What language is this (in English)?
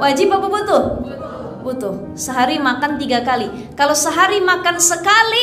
Indonesian